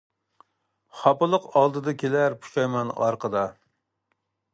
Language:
Uyghur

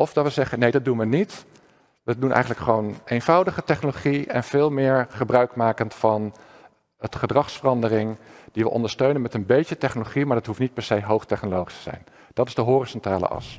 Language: Dutch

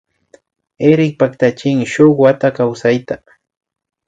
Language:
Imbabura Highland Quichua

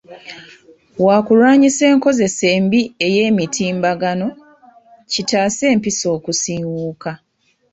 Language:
Ganda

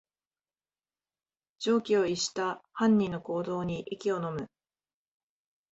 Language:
Japanese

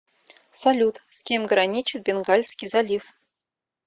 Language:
Russian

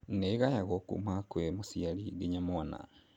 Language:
Kikuyu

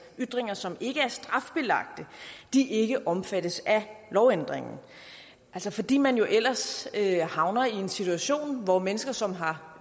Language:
Danish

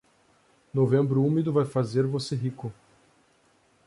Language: Portuguese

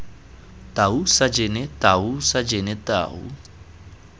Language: Tswana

